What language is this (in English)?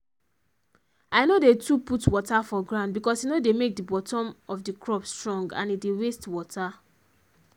Nigerian Pidgin